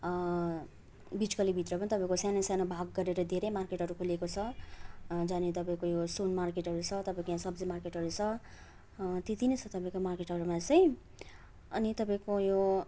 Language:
Nepali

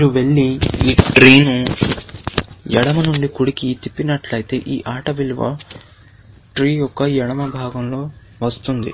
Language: Telugu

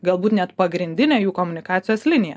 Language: Lithuanian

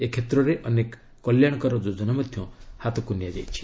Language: Odia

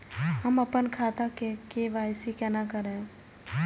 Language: Maithili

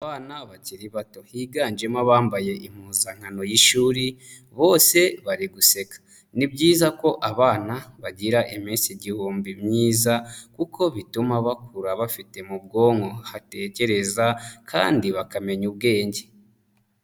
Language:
Kinyarwanda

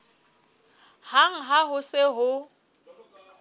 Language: Southern Sotho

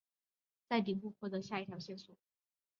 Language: Chinese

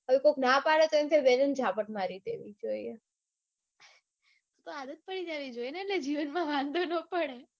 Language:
Gujarati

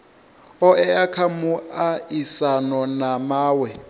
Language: Venda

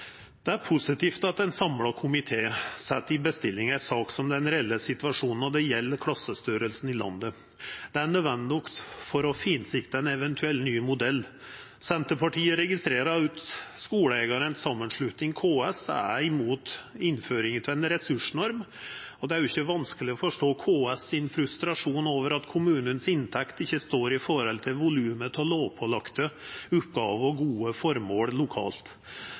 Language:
Norwegian Nynorsk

